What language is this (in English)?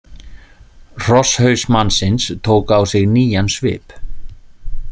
Icelandic